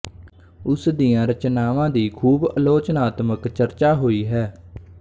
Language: Punjabi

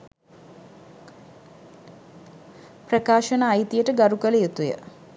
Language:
Sinhala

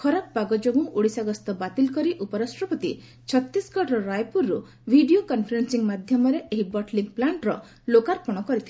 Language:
Odia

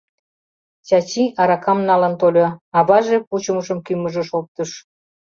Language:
Mari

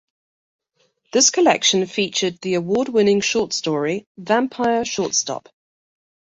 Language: English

